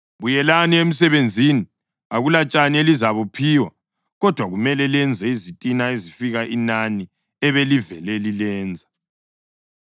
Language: North Ndebele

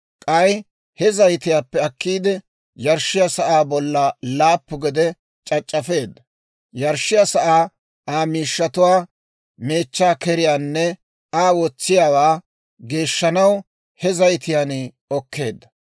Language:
Dawro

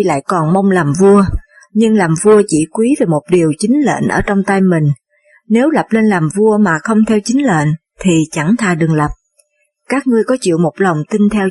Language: Vietnamese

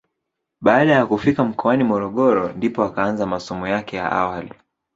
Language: Swahili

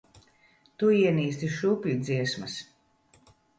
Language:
Latvian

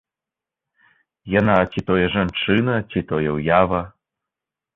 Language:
Belarusian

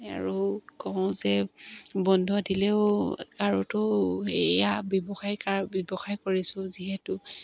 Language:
Assamese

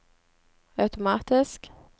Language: Norwegian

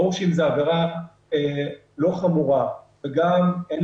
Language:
Hebrew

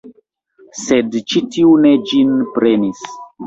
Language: Esperanto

